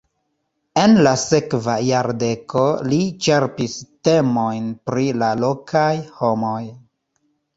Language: Esperanto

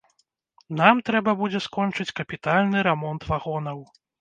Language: Belarusian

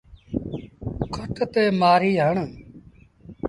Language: Sindhi Bhil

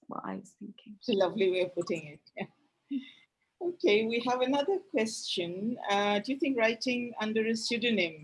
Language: English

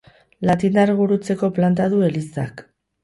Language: Basque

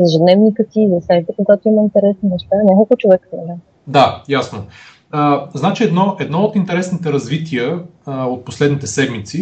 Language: Bulgarian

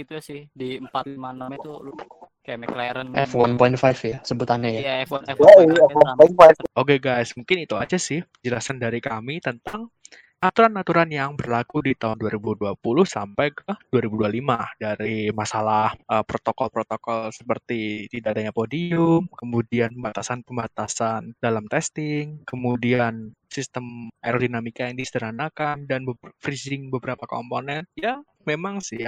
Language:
Indonesian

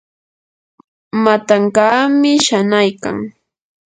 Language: Yanahuanca Pasco Quechua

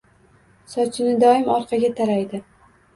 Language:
Uzbek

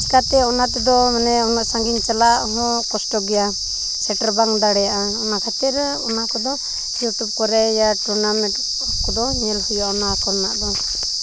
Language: Santali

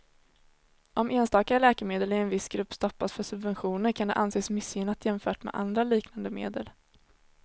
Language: Swedish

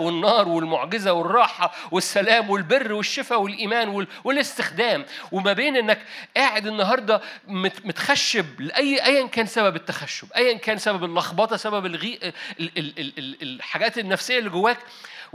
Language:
Arabic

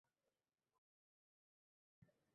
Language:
Uzbek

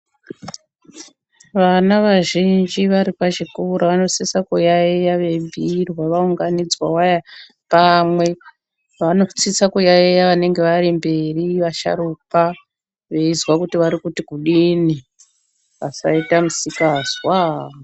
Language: Ndau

